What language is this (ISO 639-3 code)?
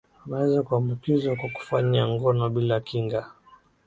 swa